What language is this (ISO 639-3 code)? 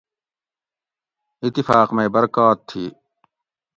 gwc